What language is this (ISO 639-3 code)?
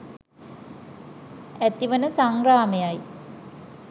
sin